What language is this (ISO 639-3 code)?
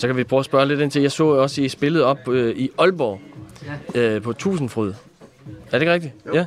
dan